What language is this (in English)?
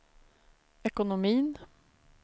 Swedish